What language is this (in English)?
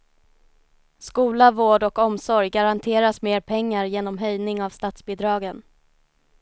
Swedish